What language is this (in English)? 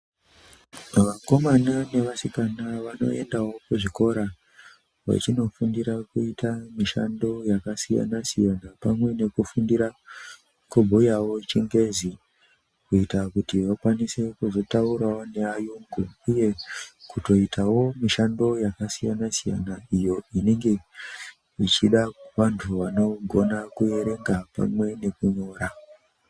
Ndau